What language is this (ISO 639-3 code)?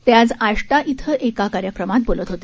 mar